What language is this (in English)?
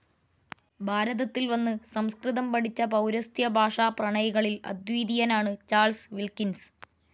Malayalam